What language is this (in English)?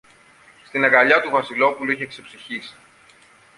Greek